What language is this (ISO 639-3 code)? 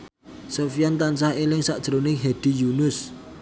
jav